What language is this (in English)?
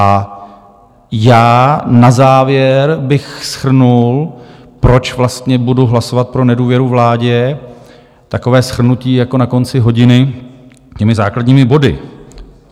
Czech